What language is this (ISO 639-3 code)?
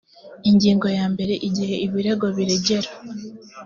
kin